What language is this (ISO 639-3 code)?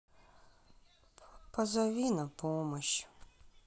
rus